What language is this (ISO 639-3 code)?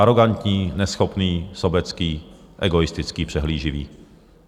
ces